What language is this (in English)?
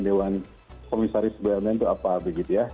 Indonesian